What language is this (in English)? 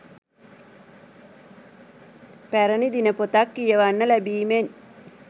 Sinhala